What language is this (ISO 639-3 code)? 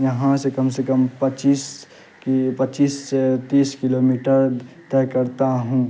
urd